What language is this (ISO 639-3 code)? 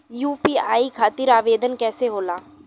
bho